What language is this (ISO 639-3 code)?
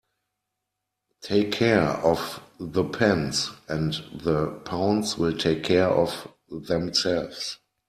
eng